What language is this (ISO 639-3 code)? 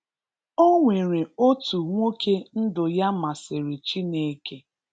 ibo